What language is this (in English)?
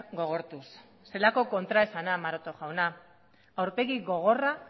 Basque